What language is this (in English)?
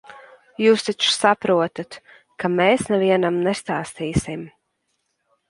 Latvian